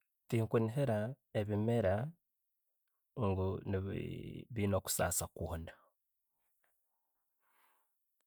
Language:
Tooro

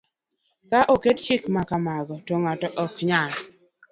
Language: Luo (Kenya and Tanzania)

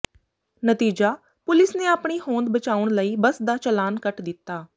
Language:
Punjabi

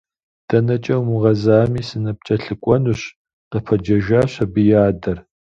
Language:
Kabardian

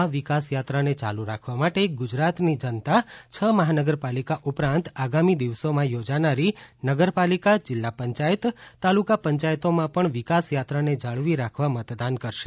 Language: Gujarati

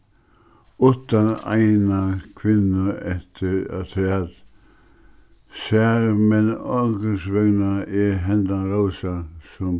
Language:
Faroese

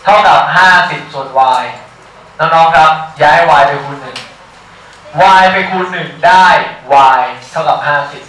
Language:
Thai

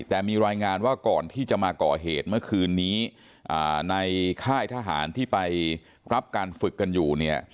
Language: Thai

